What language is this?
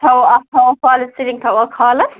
Kashmiri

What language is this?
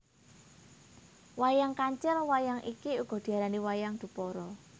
Javanese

